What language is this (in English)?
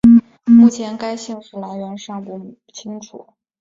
Chinese